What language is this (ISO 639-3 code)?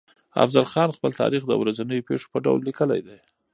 pus